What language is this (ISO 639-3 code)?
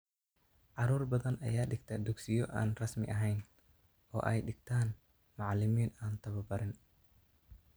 som